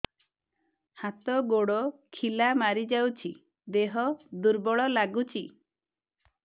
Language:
Odia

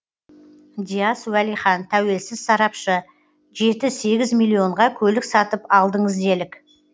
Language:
Kazakh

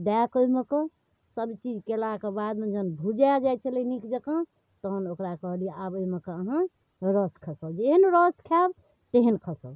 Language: Maithili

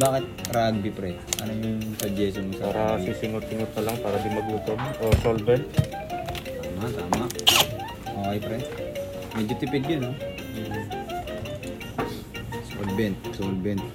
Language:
Filipino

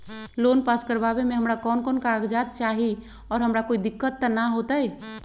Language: Magahi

